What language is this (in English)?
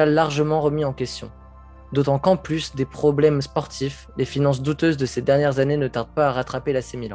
French